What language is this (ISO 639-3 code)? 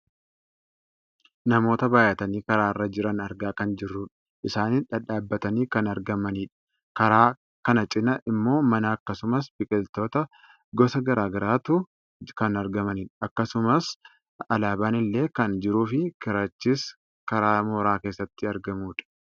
orm